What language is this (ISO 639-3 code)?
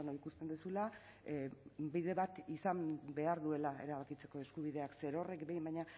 eus